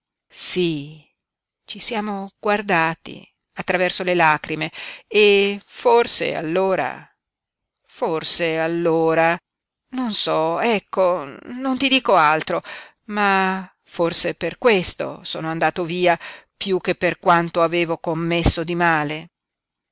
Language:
Italian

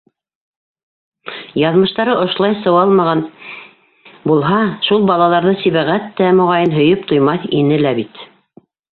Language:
Bashkir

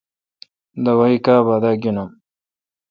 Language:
Kalkoti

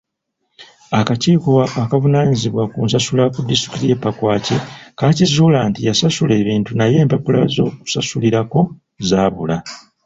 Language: Ganda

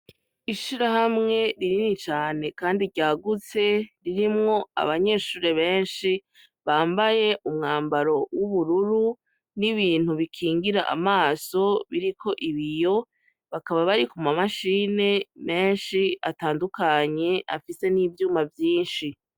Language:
Rundi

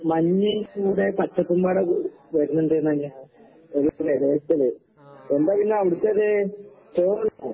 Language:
Malayalam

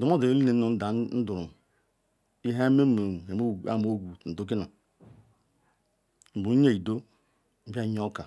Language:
Ikwere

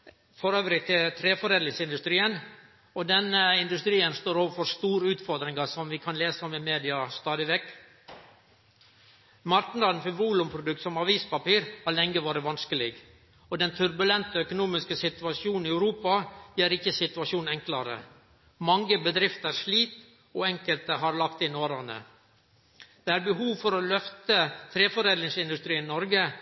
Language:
Norwegian Nynorsk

